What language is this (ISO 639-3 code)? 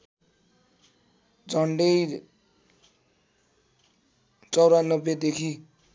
nep